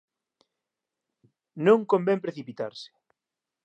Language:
Galician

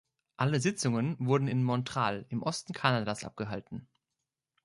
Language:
German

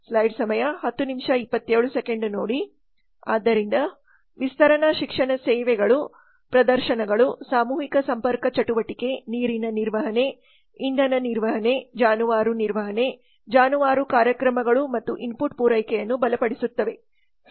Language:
Kannada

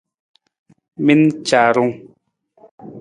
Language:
Nawdm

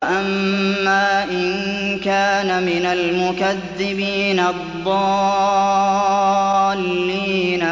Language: Arabic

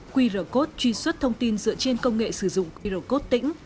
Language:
Vietnamese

